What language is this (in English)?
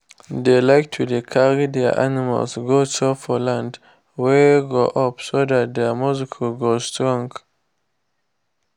Nigerian Pidgin